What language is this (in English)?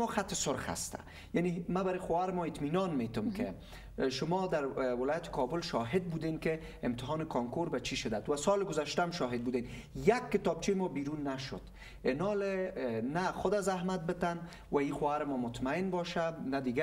Persian